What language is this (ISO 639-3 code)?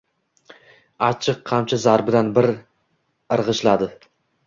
uzb